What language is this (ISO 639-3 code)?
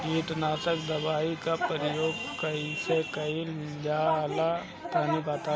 bho